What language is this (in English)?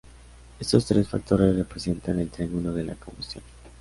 Spanish